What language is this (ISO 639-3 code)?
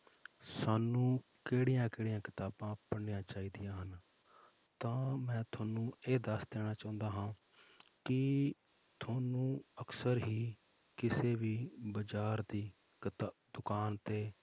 pan